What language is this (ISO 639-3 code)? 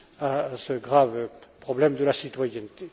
fra